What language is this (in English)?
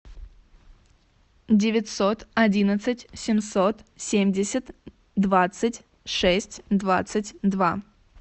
Russian